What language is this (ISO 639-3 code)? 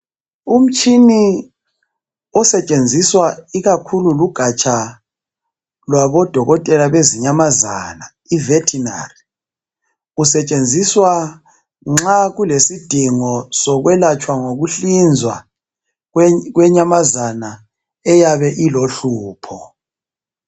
nde